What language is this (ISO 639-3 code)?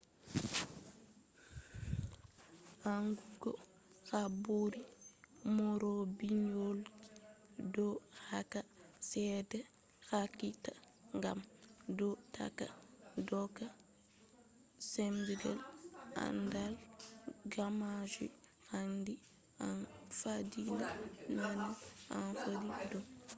ful